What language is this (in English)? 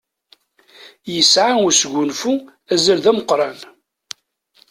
Kabyle